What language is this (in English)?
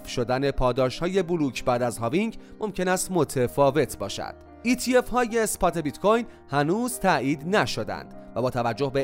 Persian